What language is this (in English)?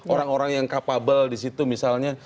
Indonesian